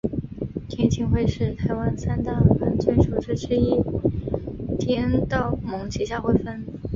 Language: Chinese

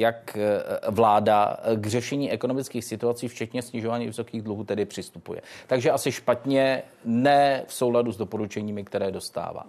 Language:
Czech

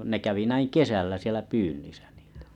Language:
Finnish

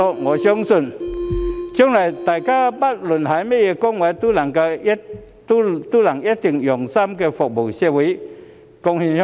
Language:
Cantonese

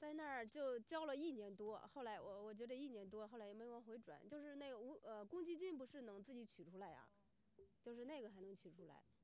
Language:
Chinese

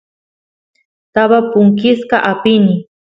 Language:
Santiago del Estero Quichua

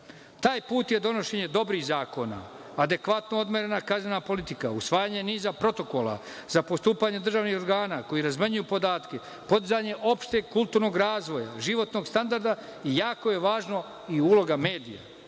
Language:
Serbian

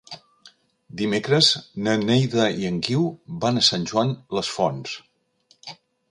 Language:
Catalan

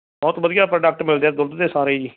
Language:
Punjabi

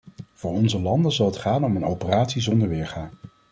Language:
Dutch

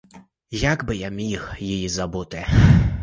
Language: Ukrainian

